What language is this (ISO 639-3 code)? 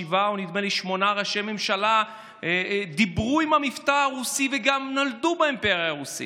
heb